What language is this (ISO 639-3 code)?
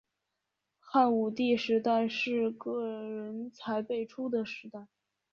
zho